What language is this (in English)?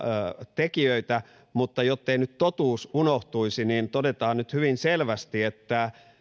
Finnish